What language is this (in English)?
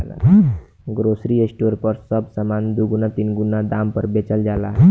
Bhojpuri